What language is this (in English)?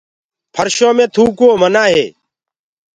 Gurgula